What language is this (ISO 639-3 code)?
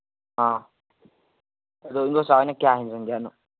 mni